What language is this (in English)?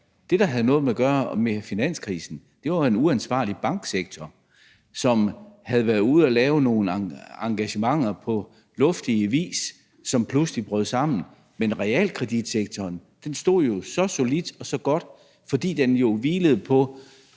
Danish